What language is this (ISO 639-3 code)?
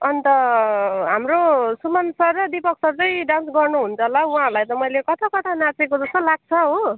nep